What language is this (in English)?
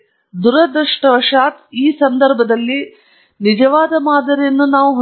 Kannada